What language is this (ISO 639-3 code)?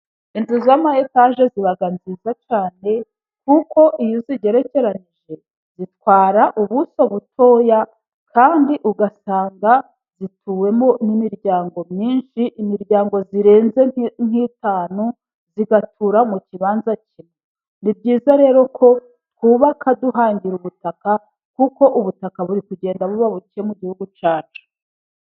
kin